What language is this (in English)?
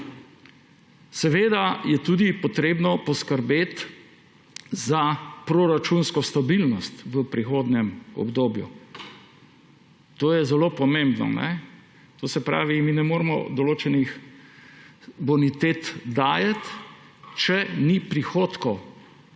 Slovenian